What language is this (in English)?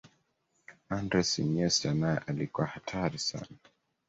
Swahili